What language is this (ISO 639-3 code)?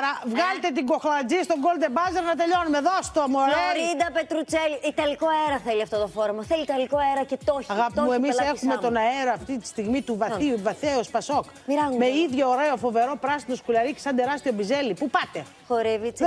ell